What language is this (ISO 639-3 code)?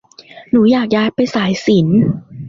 tha